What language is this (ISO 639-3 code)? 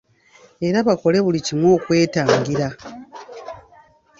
lug